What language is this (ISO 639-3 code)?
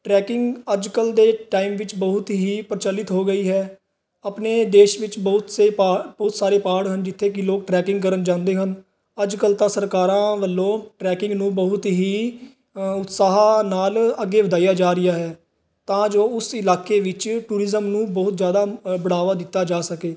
pan